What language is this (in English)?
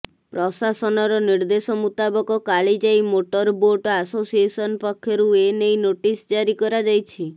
Odia